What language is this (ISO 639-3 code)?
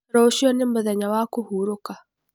kik